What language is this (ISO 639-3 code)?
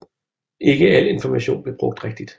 dan